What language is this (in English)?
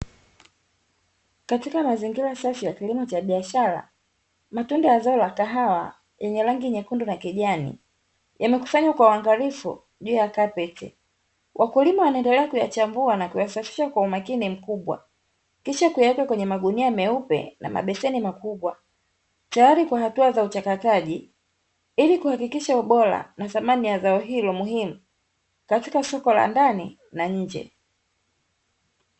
Swahili